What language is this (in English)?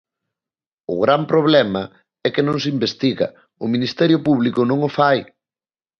Galician